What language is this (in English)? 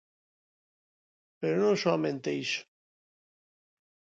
Galician